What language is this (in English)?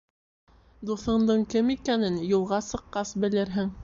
Bashkir